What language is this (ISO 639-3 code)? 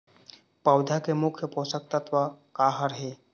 hne